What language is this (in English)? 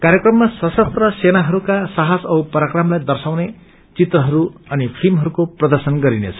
Nepali